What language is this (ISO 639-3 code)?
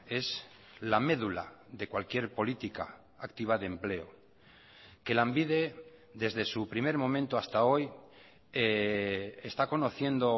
spa